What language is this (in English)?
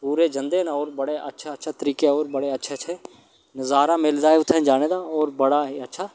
Dogri